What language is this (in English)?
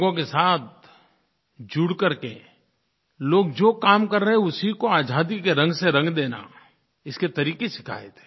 Hindi